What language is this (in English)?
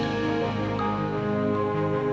Indonesian